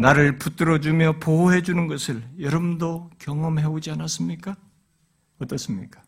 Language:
Korean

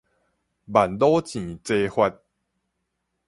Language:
Min Nan Chinese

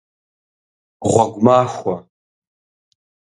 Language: Kabardian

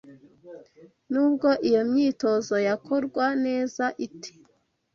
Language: Kinyarwanda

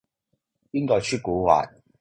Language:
Cantonese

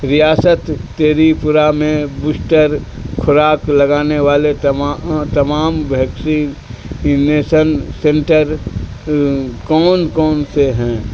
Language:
Urdu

